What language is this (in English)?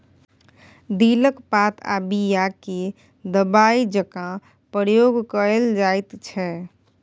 Maithili